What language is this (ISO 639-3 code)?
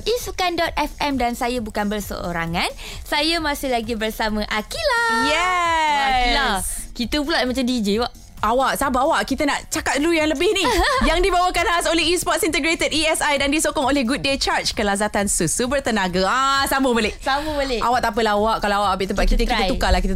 msa